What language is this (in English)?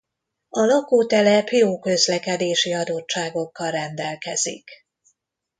Hungarian